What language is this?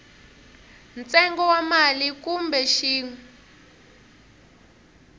Tsonga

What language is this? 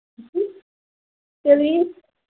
Manipuri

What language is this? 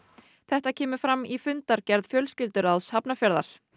Icelandic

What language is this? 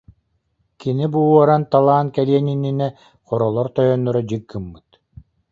Yakut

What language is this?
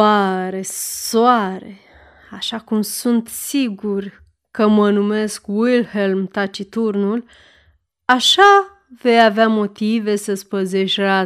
Romanian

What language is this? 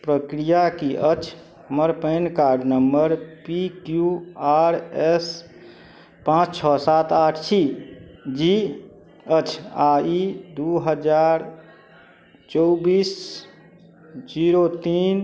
Maithili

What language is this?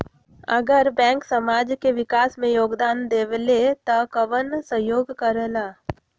Magahi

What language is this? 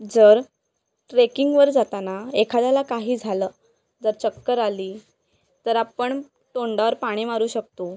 Marathi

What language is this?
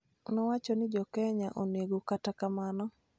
Luo (Kenya and Tanzania)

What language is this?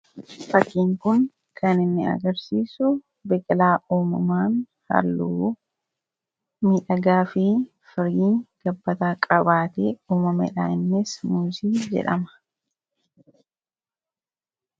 Oromo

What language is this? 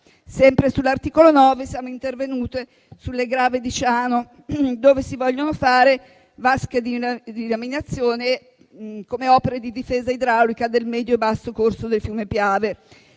Italian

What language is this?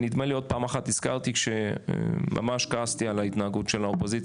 Hebrew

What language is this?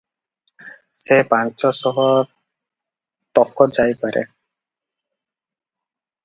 Odia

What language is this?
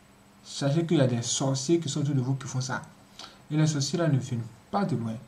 French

